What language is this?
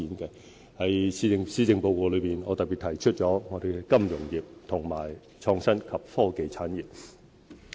Cantonese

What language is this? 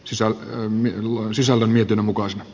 Finnish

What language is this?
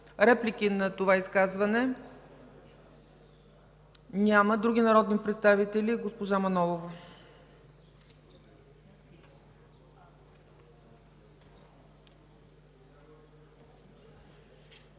Bulgarian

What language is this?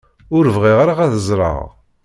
Kabyle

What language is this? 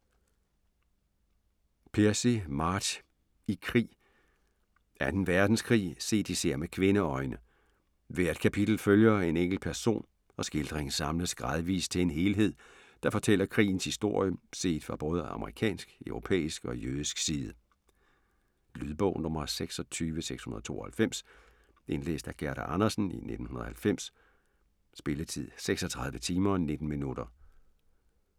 Danish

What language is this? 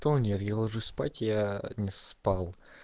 Russian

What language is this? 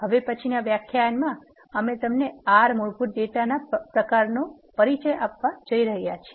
Gujarati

